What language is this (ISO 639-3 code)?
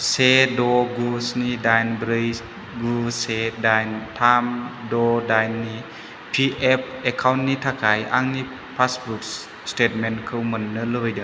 brx